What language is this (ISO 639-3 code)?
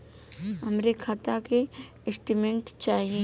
bho